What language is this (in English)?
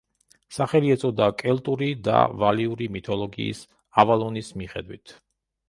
Georgian